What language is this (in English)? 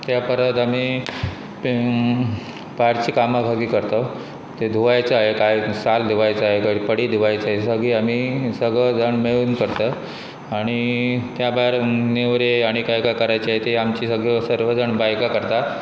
Konkani